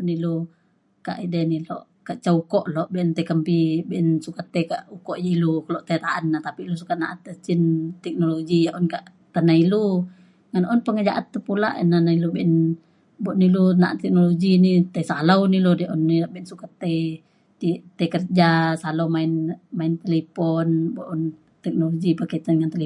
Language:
Mainstream Kenyah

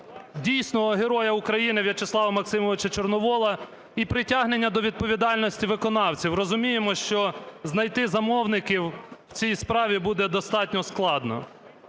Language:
Ukrainian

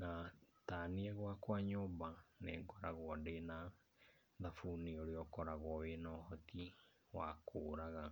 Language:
Kikuyu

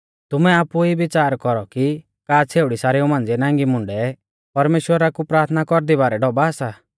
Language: Mahasu Pahari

